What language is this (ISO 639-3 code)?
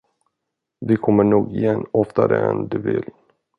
swe